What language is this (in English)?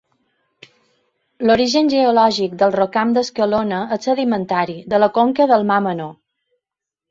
Catalan